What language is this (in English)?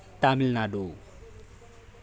Manipuri